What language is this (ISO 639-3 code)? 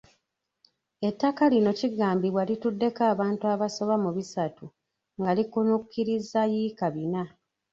lug